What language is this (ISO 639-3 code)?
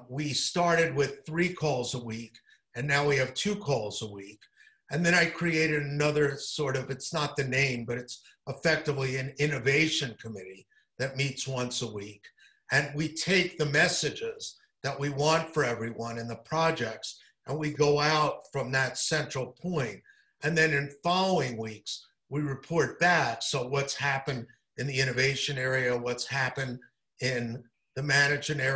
eng